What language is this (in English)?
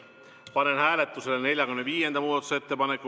Estonian